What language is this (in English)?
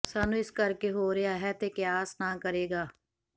Punjabi